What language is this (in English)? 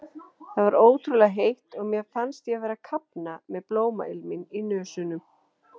Icelandic